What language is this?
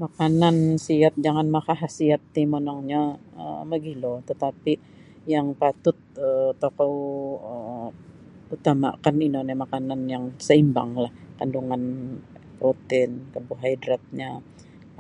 Sabah Bisaya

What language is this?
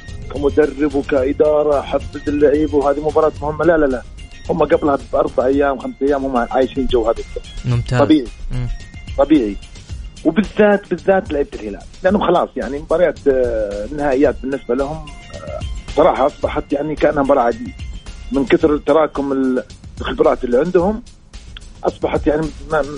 Arabic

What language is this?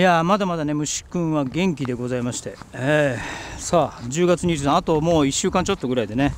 Japanese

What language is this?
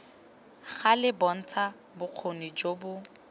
Tswana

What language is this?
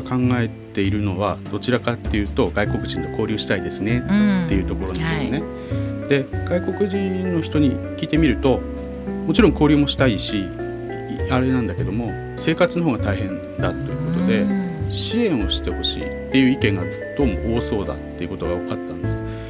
Japanese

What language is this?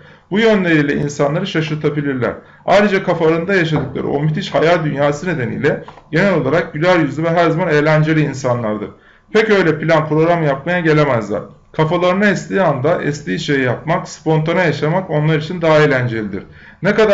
Turkish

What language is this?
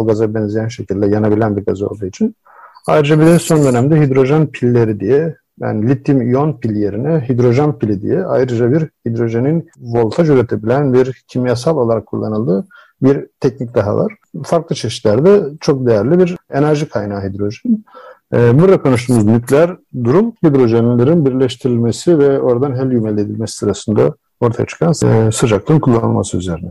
Turkish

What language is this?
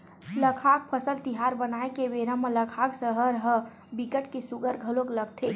Chhattisgarhi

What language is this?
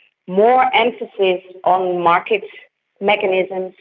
English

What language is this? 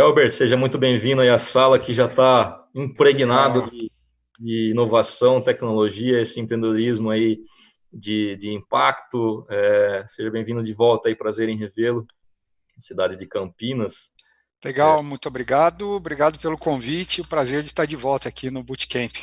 Portuguese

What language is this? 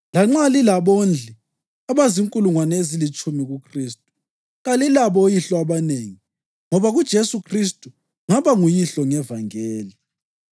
North Ndebele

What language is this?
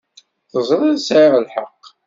Kabyle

